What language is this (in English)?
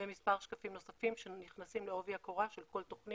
Hebrew